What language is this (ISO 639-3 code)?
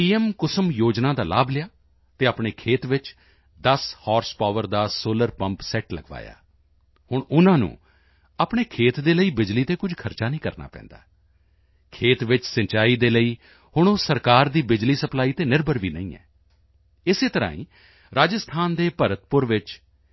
pan